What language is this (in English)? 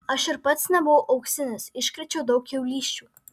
Lithuanian